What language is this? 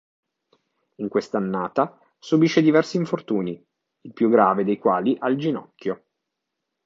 Italian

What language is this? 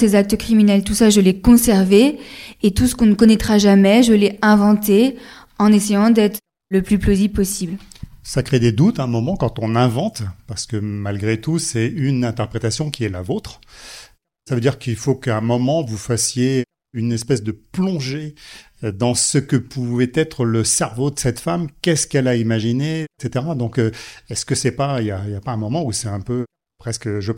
French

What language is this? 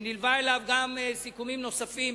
Hebrew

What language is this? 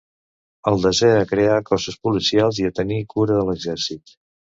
Catalan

